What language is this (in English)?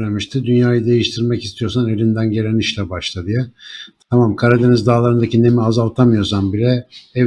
Turkish